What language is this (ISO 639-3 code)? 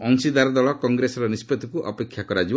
ori